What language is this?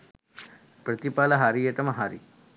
Sinhala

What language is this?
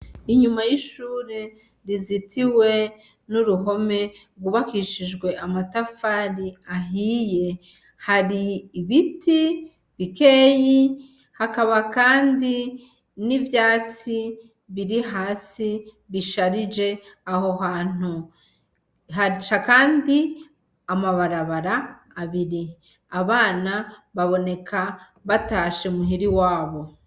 Rundi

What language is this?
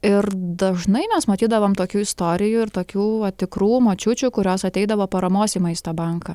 Lithuanian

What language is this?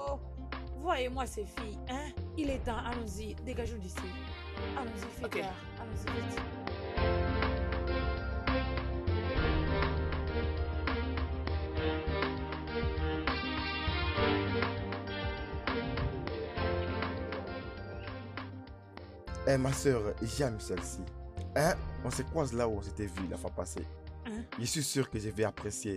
French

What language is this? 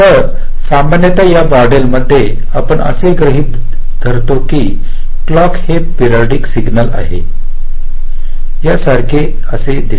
Marathi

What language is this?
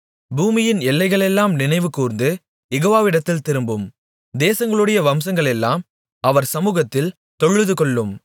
Tamil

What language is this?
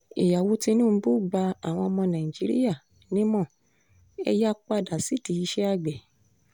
Yoruba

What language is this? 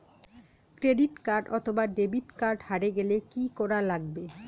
Bangla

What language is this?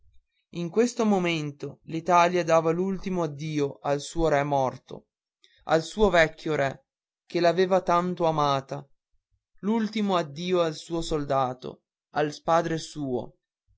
Italian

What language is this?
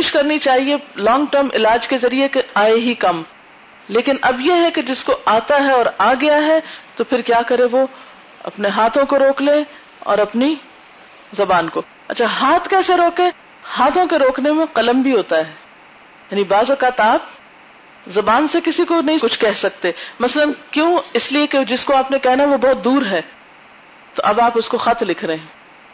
Urdu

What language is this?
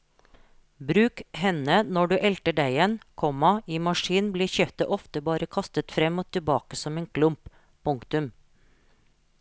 Norwegian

